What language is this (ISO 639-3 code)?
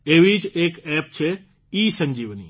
guj